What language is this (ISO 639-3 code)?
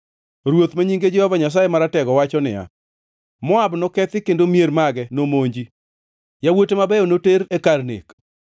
luo